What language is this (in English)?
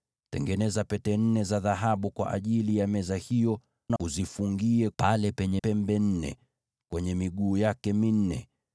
Swahili